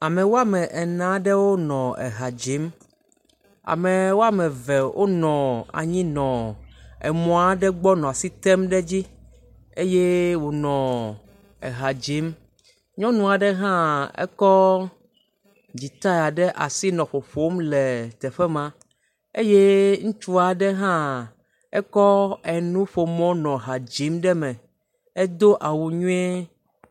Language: Ewe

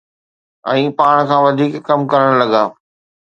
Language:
Sindhi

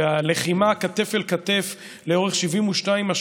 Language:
Hebrew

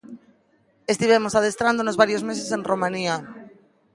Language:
Galician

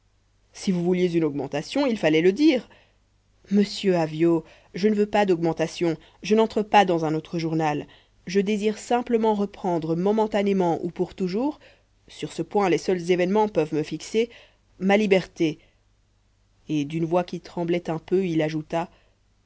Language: French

